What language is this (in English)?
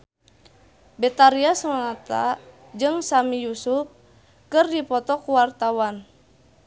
Sundanese